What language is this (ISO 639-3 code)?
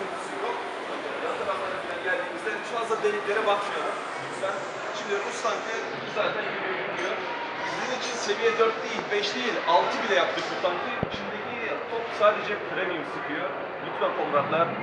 tur